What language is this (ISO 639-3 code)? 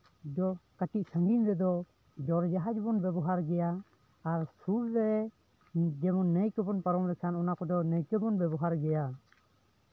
sat